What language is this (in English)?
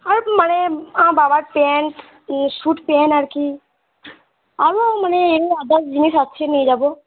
Bangla